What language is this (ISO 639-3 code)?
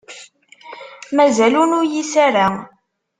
kab